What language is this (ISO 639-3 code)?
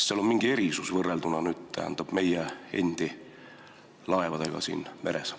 est